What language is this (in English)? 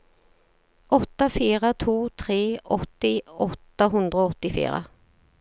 Norwegian